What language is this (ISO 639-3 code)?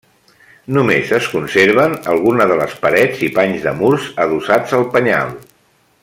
cat